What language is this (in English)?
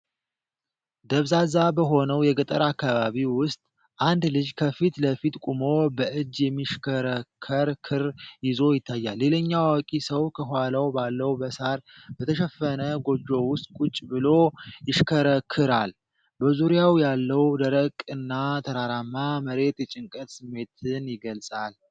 Amharic